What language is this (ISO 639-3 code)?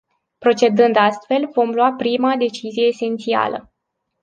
ron